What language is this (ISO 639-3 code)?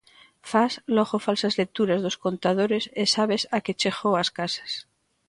glg